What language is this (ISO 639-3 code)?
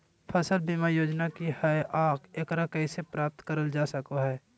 mag